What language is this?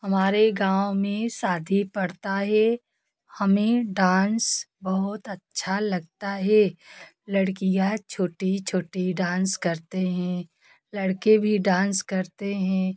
Hindi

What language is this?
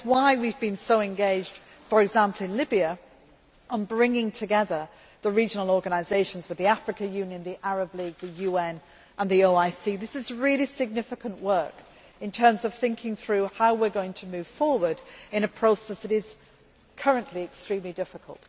English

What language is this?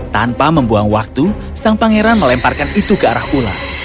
Indonesian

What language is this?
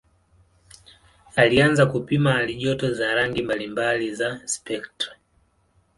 Swahili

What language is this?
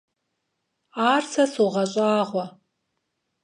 Kabardian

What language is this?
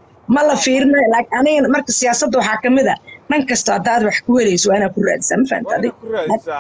Arabic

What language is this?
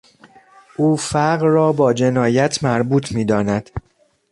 Persian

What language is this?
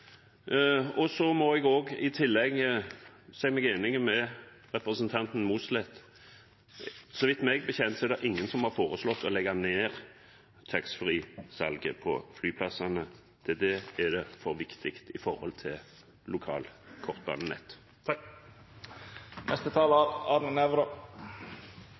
Norwegian Bokmål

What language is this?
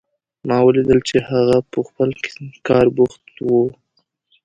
Pashto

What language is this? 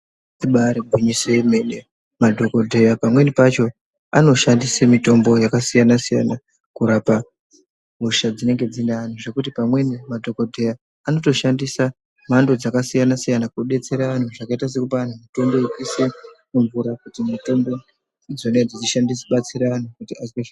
Ndau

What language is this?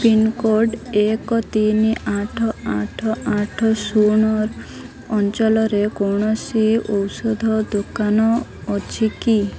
Odia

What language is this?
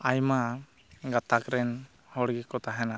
Santali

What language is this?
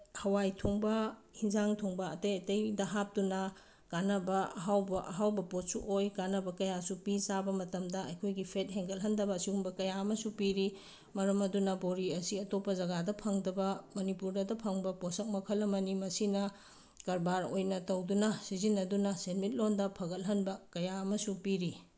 Manipuri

